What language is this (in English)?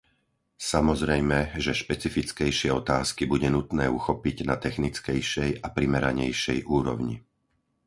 Slovak